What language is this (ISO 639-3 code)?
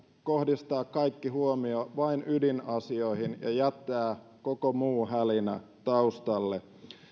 fin